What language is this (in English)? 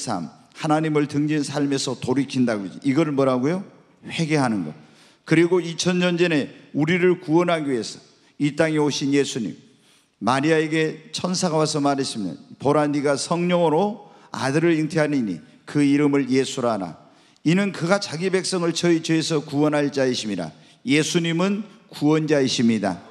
Korean